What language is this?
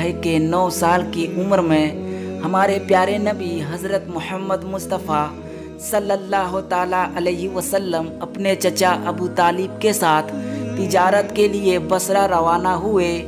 Hindi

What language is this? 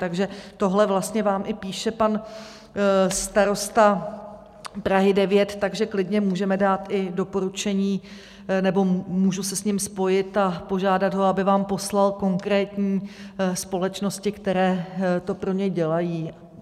Czech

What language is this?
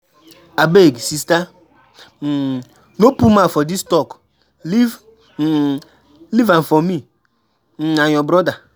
Nigerian Pidgin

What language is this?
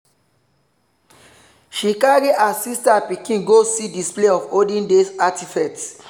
Nigerian Pidgin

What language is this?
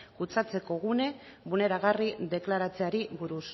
Basque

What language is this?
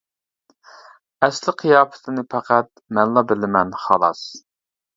Uyghur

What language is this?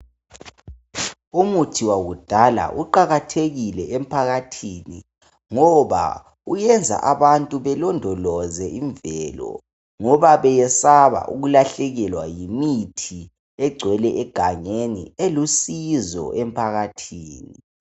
North Ndebele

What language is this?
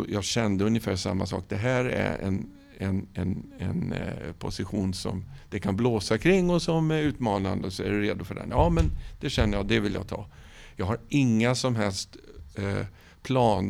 Swedish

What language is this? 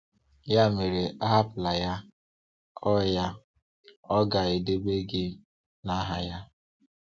Igbo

